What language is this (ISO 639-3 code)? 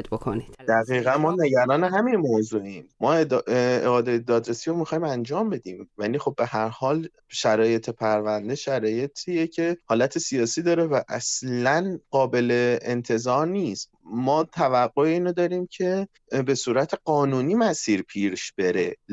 fas